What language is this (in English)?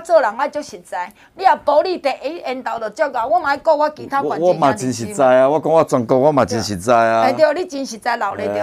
Chinese